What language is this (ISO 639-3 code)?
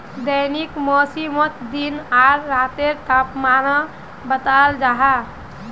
mag